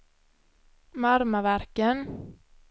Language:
Swedish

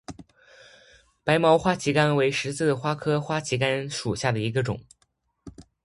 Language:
Chinese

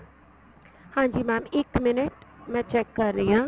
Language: Punjabi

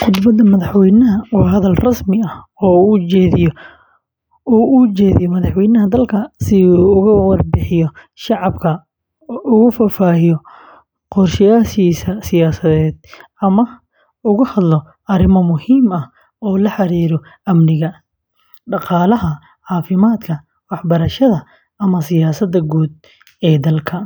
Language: Somali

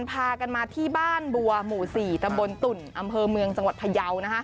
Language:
Thai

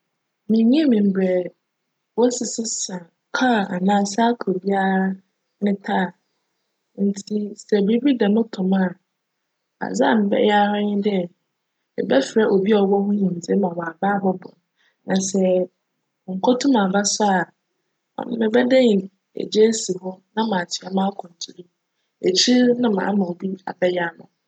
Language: Akan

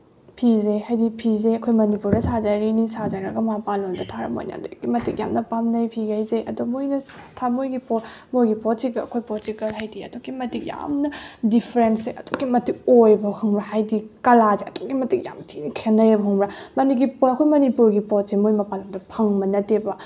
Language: Manipuri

